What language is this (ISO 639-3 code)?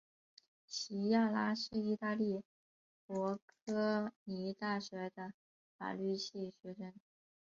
zho